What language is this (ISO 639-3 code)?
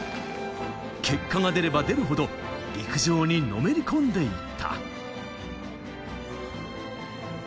jpn